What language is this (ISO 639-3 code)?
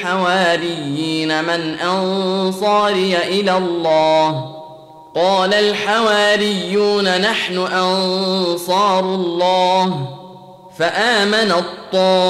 ara